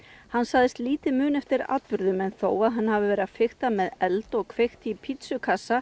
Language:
Icelandic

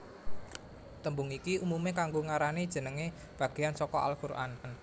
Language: Javanese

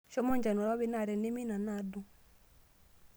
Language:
Masai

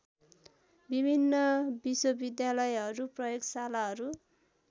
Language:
Nepali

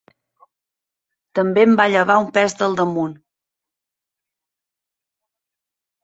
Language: Catalan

